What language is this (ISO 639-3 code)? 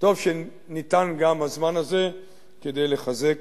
heb